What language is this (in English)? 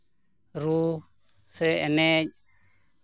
Santali